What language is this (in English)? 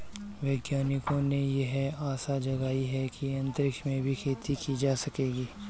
Hindi